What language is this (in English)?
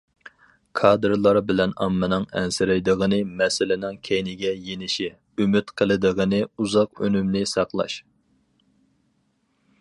Uyghur